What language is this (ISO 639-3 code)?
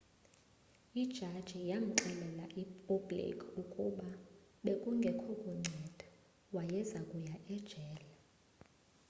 xho